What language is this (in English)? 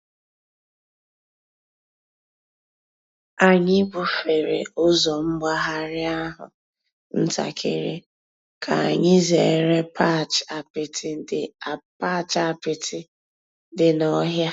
Igbo